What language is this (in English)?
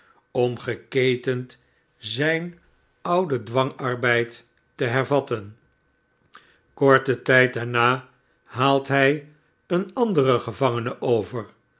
Dutch